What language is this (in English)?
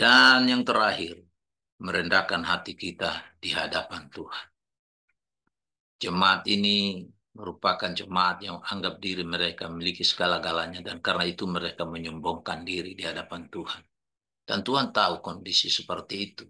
Indonesian